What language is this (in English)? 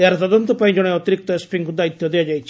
Odia